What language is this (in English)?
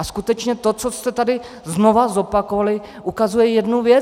Czech